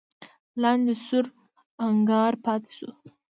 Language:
Pashto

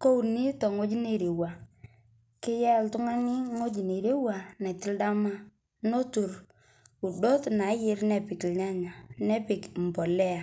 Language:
Masai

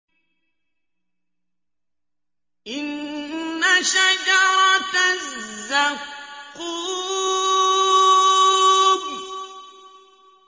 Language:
Arabic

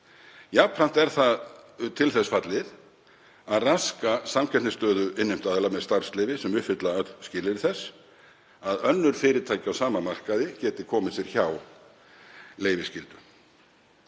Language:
Icelandic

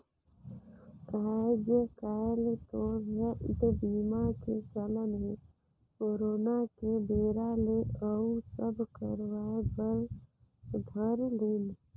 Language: Chhattisgarhi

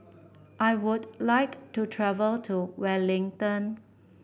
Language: English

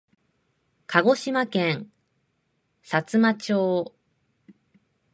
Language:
Japanese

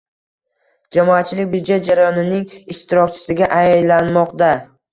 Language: Uzbek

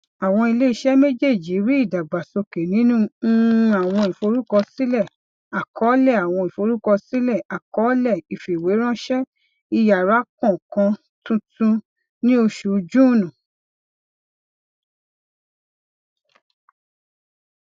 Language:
Yoruba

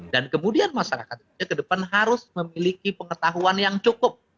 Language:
Indonesian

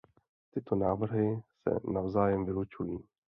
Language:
Czech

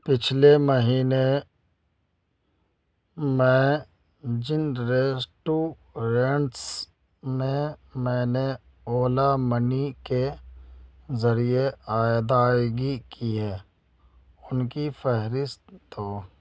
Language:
Urdu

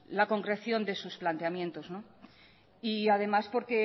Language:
Spanish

